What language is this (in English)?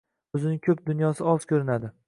Uzbek